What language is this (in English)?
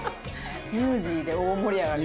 Japanese